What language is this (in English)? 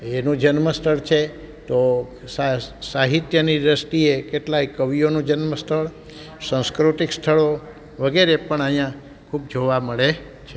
Gujarati